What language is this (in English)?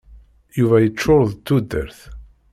Kabyle